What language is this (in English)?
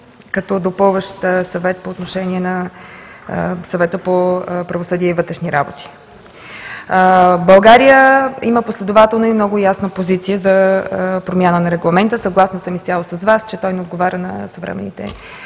Bulgarian